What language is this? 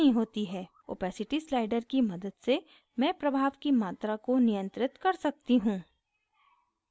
Hindi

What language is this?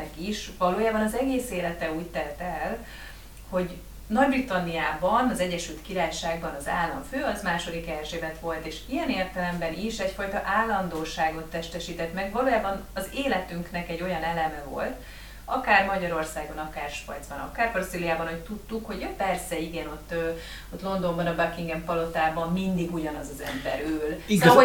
Hungarian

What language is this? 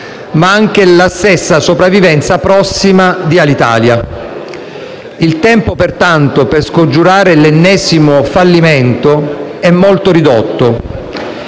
Italian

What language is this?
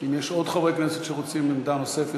Hebrew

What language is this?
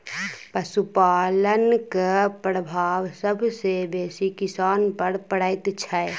Maithili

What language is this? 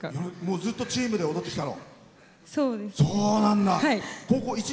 Japanese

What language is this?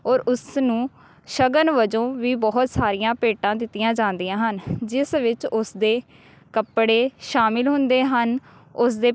Punjabi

